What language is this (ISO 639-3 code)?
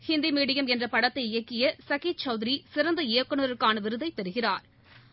tam